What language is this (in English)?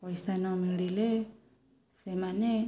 Odia